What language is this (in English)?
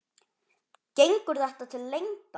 Icelandic